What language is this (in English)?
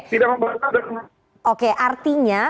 Indonesian